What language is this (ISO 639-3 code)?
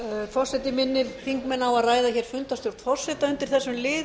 isl